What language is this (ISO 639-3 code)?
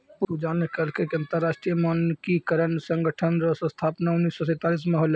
mai